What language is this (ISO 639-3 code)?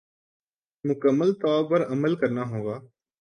urd